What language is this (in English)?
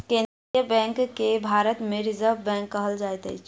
Maithili